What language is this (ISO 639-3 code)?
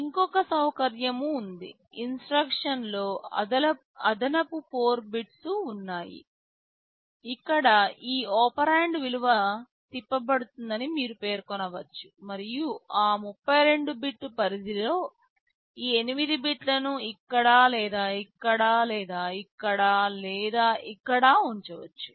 tel